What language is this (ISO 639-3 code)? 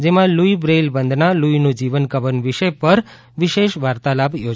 guj